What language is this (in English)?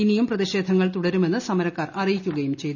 Malayalam